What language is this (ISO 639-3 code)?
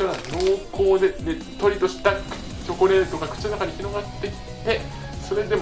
jpn